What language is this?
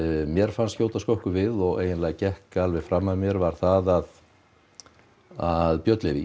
Icelandic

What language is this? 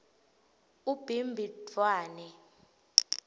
Swati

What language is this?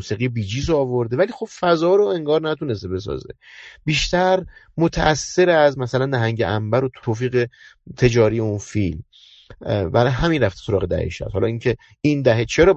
Persian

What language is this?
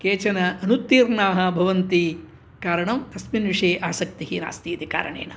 Sanskrit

